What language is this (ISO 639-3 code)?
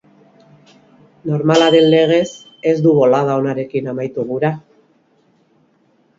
eus